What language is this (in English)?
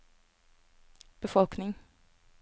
Norwegian